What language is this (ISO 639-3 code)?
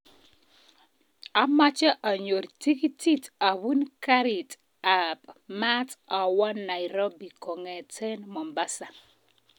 kln